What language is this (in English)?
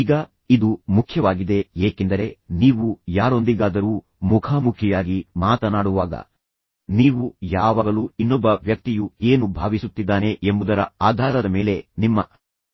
Kannada